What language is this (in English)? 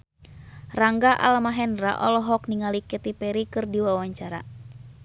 Sundanese